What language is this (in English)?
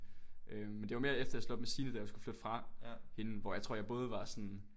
Danish